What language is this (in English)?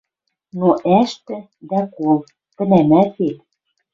Western Mari